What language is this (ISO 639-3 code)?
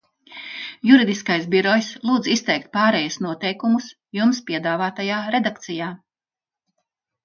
lav